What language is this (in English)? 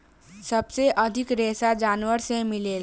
Bhojpuri